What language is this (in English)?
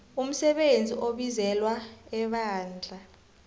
South Ndebele